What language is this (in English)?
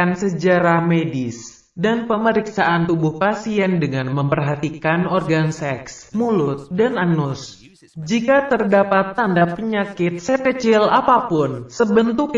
Indonesian